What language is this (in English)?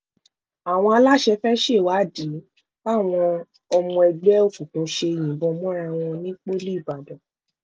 Yoruba